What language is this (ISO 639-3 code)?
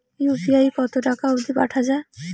ben